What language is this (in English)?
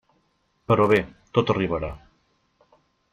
Catalan